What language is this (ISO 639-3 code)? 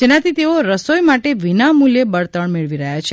guj